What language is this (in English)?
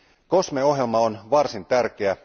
Finnish